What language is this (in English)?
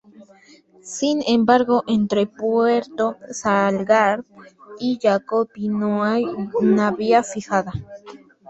Spanish